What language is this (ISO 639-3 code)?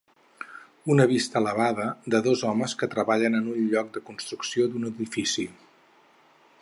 cat